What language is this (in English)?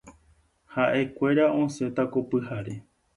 Guarani